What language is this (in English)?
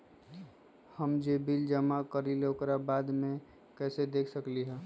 Magahi